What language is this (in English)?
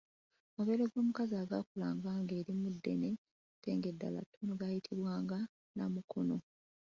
Ganda